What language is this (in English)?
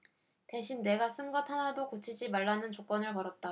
Korean